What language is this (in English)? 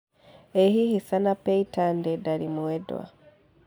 Kikuyu